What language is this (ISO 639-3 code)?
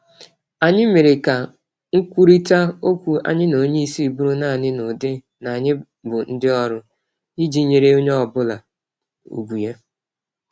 ibo